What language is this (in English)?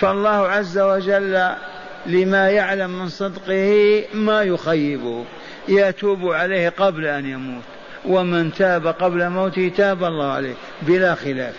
Arabic